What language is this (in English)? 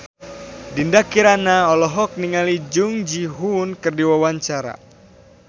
Sundanese